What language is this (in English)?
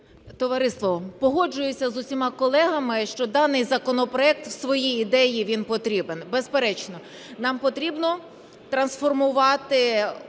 Ukrainian